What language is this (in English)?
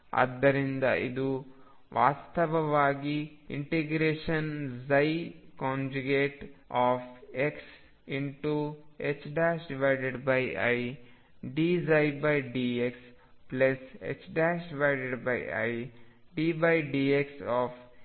Kannada